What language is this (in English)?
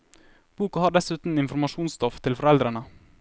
Norwegian